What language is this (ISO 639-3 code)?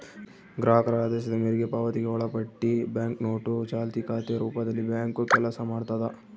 kan